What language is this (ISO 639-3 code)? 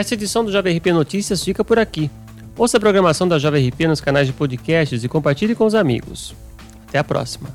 por